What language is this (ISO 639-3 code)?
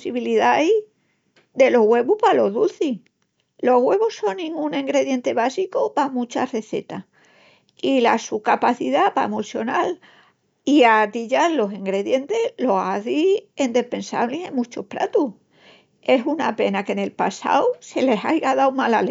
ext